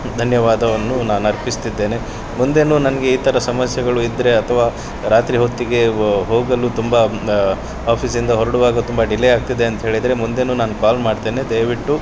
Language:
Kannada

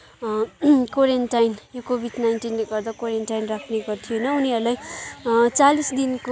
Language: Nepali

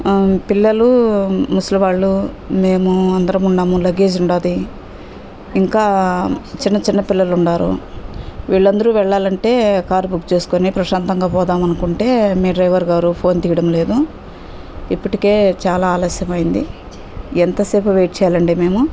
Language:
Telugu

